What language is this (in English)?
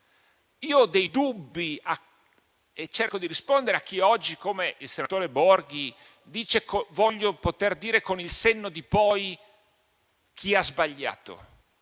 Italian